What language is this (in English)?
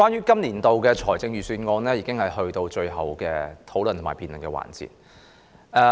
Cantonese